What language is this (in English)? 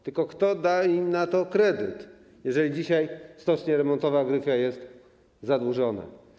Polish